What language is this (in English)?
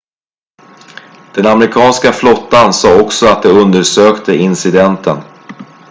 Swedish